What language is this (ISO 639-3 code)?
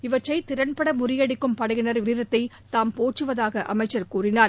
tam